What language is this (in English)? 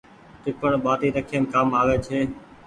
Goaria